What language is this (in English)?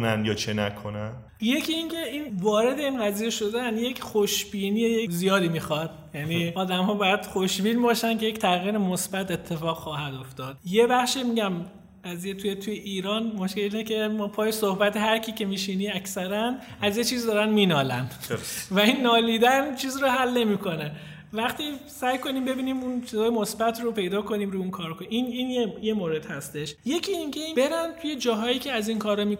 Persian